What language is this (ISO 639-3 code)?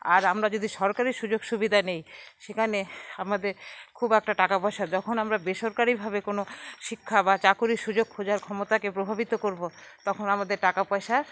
ben